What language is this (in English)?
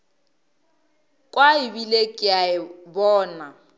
Northern Sotho